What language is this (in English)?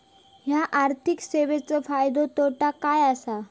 Marathi